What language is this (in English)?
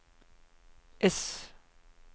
Norwegian